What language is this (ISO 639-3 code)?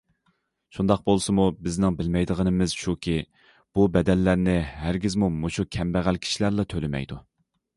uig